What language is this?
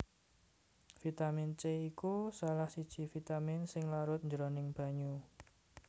Javanese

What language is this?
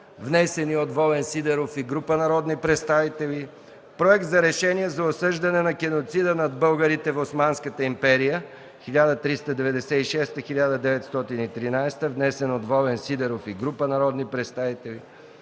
Bulgarian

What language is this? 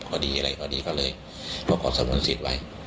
Thai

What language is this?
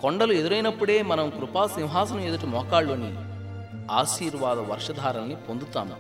Telugu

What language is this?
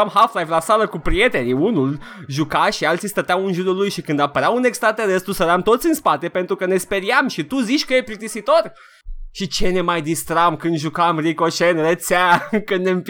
Romanian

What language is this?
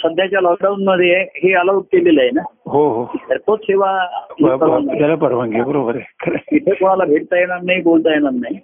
Marathi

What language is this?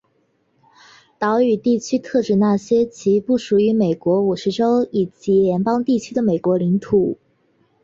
Chinese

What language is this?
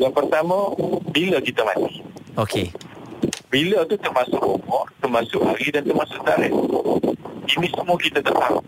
Malay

